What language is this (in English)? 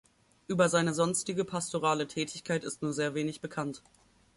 German